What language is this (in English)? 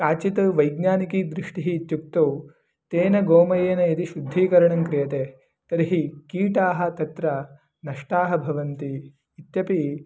Sanskrit